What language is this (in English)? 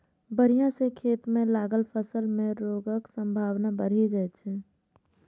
Maithili